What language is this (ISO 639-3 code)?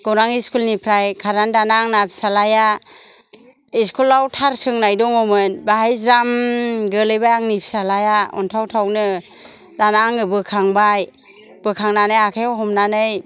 brx